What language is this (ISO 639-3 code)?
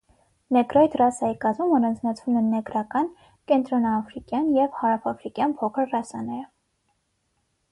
hye